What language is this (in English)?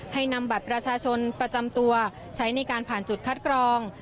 Thai